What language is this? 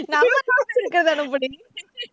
Tamil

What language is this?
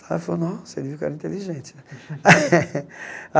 Portuguese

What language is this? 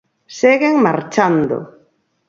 Galician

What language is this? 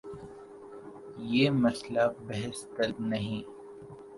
Urdu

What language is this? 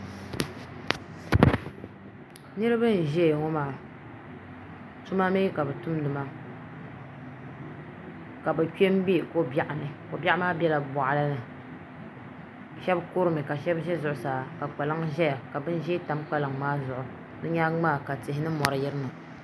Dagbani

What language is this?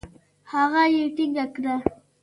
Pashto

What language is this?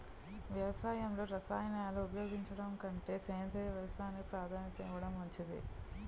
Telugu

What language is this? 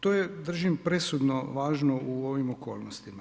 Croatian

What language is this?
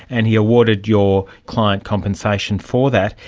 English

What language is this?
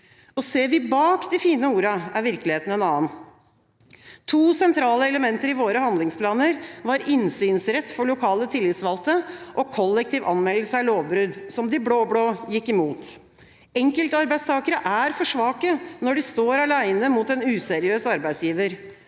Norwegian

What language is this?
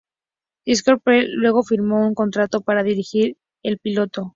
Spanish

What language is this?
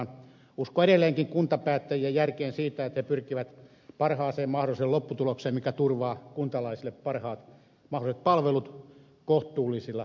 Finnish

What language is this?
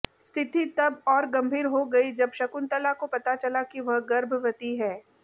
Hindi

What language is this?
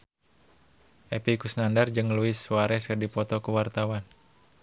Sundanese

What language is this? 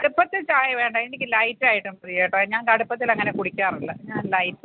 Malayalam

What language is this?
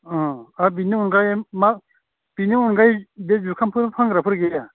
Bodo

